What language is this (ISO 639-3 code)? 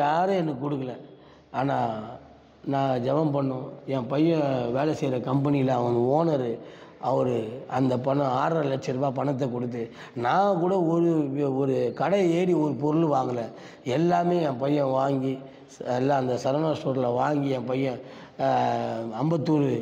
tam